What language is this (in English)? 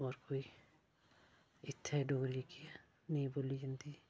Dogri